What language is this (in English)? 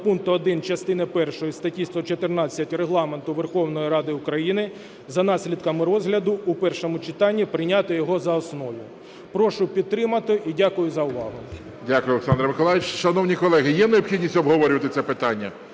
Ukrainian